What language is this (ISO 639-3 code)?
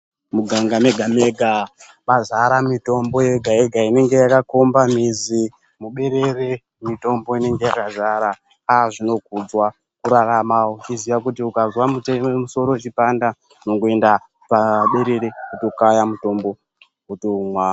ndc